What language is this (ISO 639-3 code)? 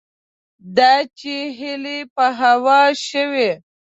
pus